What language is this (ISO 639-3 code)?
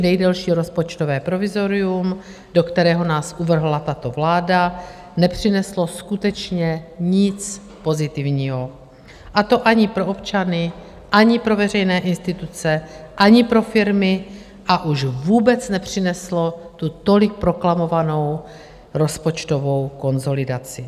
ces